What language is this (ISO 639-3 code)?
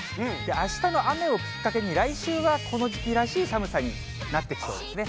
jpn